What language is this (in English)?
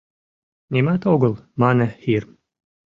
Mari